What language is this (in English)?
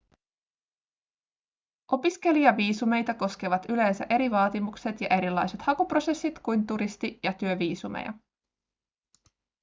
Finnish